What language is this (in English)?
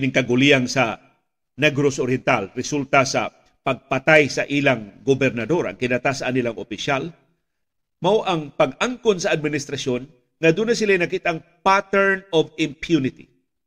Filipino